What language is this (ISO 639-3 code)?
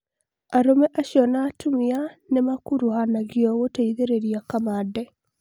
kik